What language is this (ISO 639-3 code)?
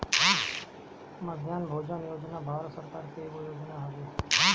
bho